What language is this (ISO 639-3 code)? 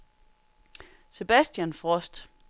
dan